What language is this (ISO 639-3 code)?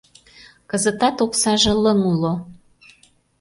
chm